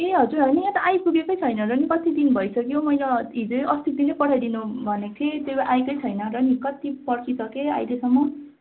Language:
Nepali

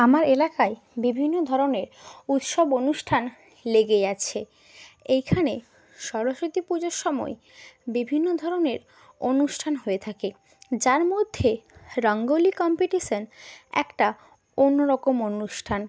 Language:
Bangla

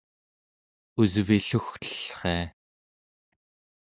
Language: Central Yupik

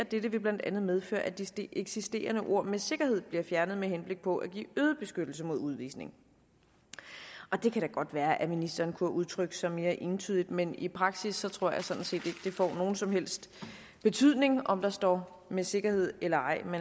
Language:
Danish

